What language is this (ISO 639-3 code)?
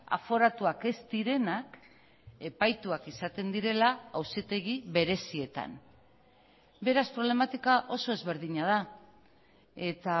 eus